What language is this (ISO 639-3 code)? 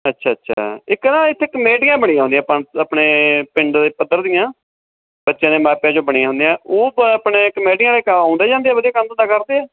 pan